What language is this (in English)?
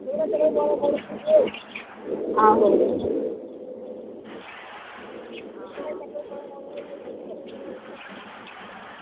Dogri